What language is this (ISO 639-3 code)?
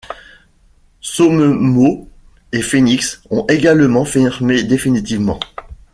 fra